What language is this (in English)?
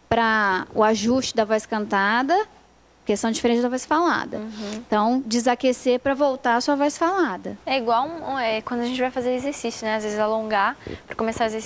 Portuguese